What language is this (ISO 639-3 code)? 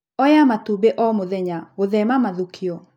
kik